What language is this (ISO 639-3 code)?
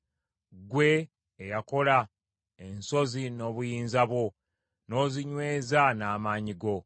lug